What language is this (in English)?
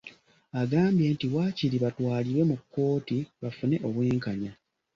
Ganda